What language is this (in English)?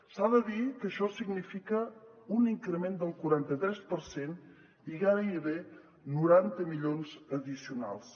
Catalan